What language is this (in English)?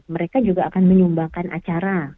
Indonesian